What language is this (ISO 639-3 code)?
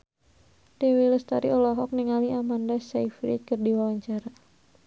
sun